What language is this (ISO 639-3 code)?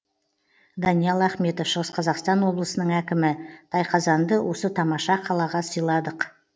kaz